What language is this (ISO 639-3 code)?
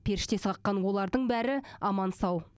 kaz